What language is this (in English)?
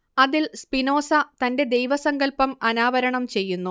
Malayalam